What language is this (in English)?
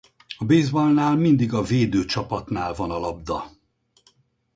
Hungarian